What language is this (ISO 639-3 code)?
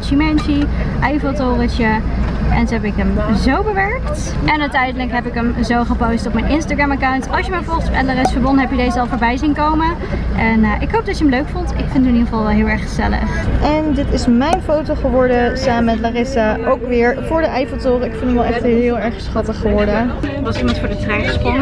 nld